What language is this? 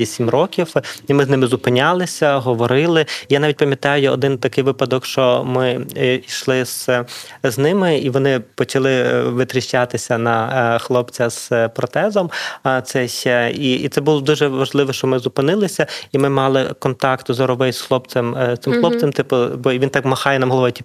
Ukrainian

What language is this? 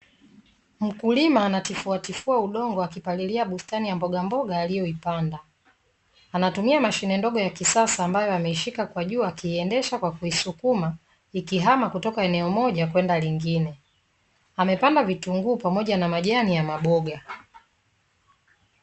Swahili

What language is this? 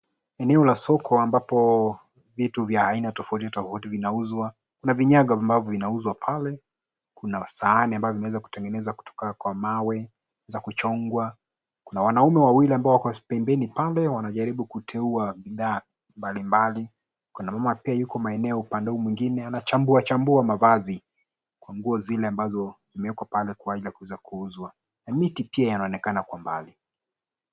Swahili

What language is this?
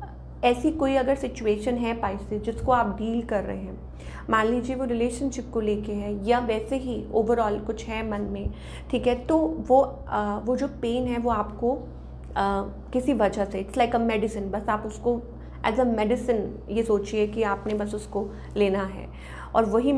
Hindi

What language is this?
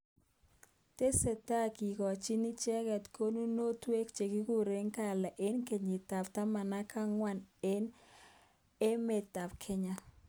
Kalenjin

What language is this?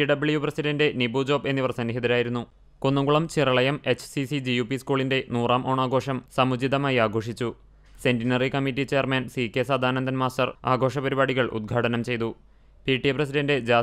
Malayalam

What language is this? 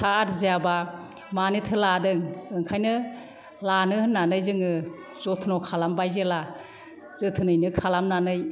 Bodo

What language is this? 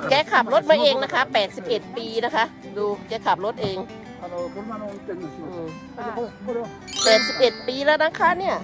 Thai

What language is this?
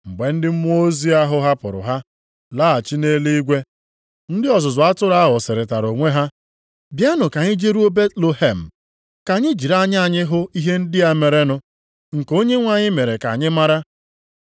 Igbo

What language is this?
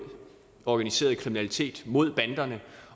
Danish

